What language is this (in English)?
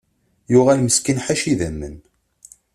Kabyle